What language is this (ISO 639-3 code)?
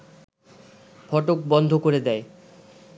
ben